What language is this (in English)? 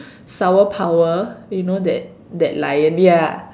English